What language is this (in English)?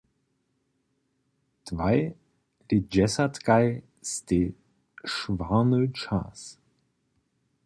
Upper Sorbian